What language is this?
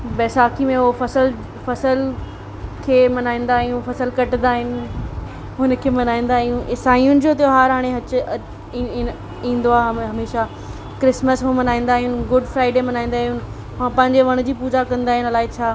Sindhi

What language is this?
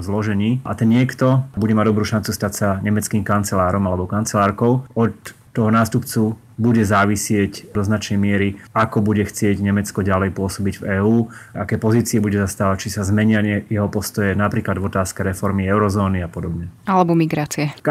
Slovak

